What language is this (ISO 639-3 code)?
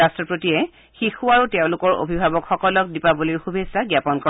asm